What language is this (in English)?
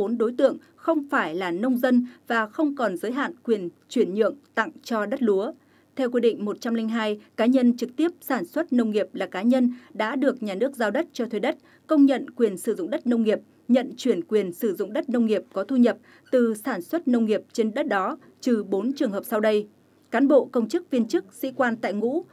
Vietnamese